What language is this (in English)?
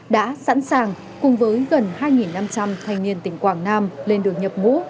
Vietnamese